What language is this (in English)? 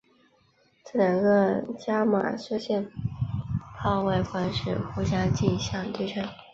Chinese